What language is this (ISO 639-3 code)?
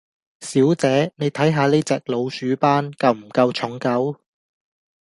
yue